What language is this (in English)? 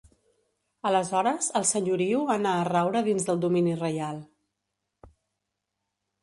Catalan